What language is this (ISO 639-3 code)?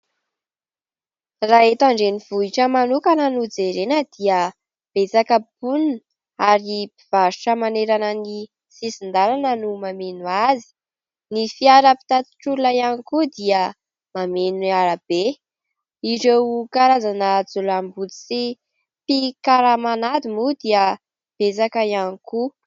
mlg